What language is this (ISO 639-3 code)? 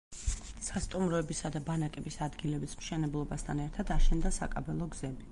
kat